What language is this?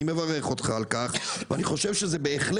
Hebrew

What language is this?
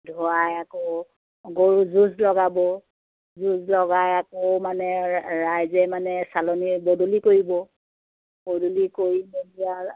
Assamese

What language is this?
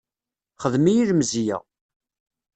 Kabyle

